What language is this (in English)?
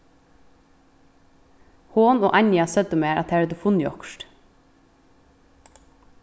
Faroese